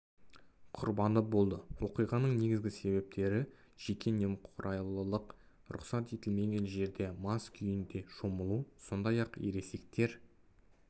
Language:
Kazakh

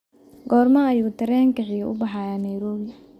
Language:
Somali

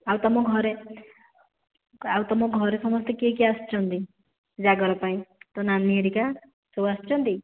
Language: Odia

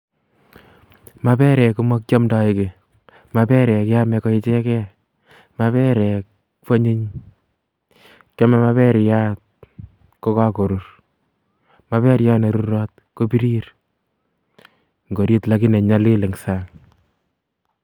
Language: Kalenjin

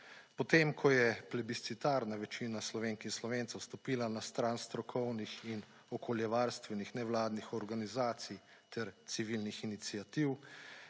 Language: Slovenian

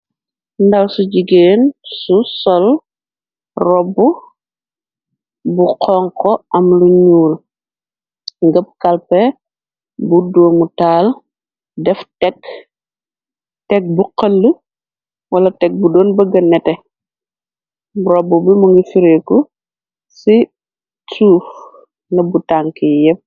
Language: Wolof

